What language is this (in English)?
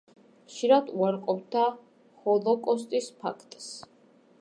Georgian